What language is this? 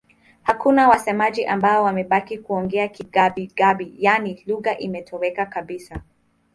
Swahili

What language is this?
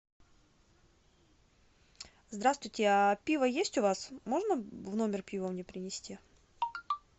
Russian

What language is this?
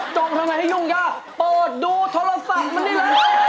Thai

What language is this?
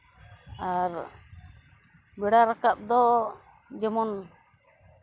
Santali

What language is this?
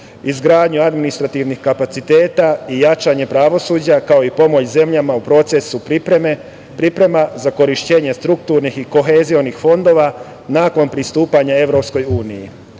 Serbian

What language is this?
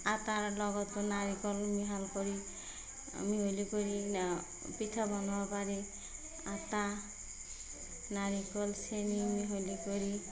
Assamese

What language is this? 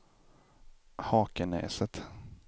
Swedish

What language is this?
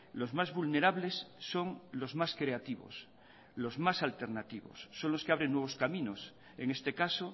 Spanish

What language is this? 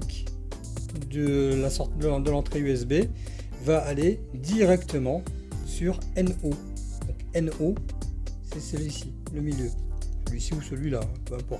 French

